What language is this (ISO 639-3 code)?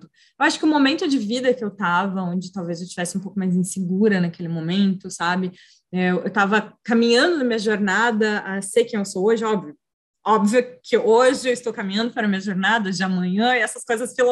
por